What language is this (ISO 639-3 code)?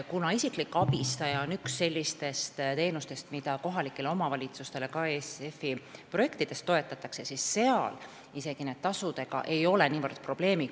est